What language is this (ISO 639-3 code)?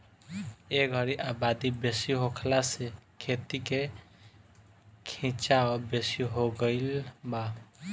bho